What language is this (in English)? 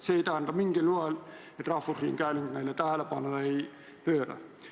Estonian